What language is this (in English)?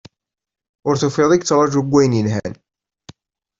Kabyle